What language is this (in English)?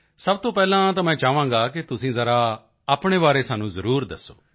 Punjabi